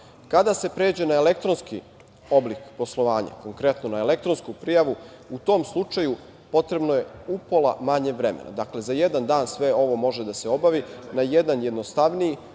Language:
Serbian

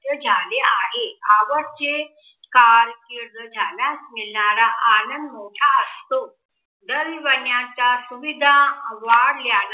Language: Marathi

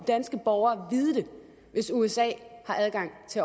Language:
Danish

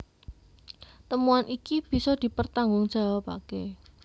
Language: Javanese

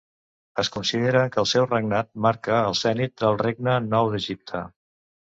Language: Catalan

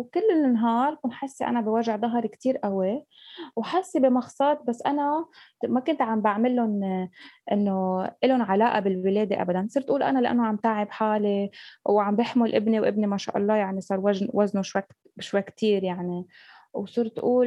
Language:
Arabic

